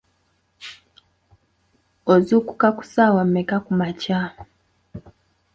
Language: Ganda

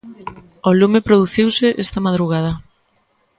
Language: Galician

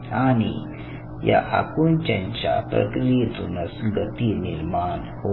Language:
Marathi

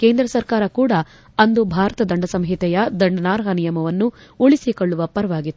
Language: Kannada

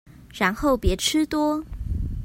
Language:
Chinese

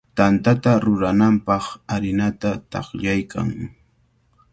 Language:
Cajatambo North Lima Quechua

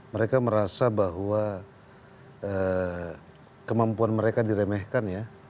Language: Indonesian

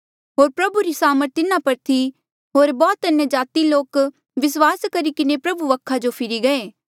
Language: Mandeali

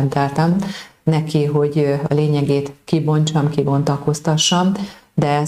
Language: Hungarian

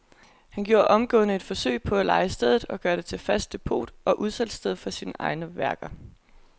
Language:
Danish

